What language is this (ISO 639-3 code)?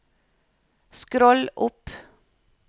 nor